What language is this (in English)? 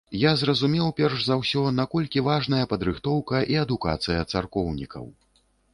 Belarusian